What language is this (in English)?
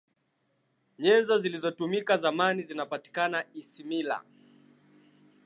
Swahili